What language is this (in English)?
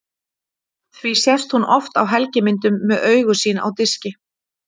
Icelandic